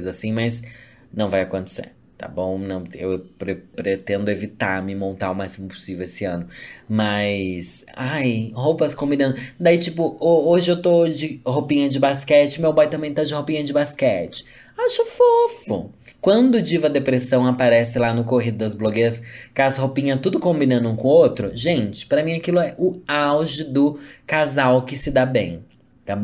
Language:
Portuguese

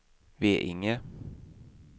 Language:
Swedish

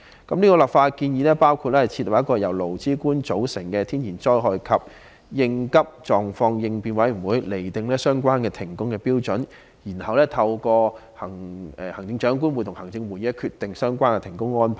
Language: Cantonese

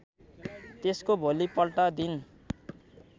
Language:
Nepali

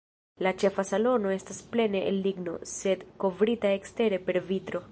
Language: Esperanto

